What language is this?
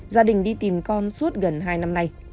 Vietnamese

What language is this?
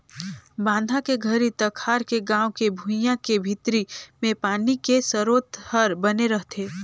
Chhattisgarhi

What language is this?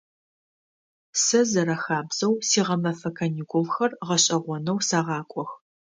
Adyghe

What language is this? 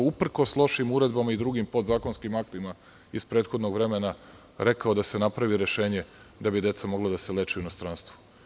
Serbian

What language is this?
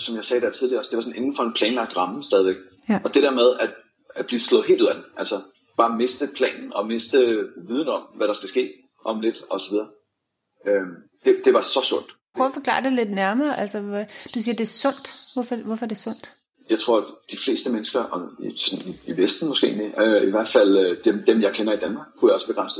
Danish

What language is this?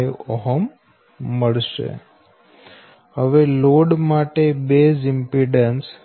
Gujarati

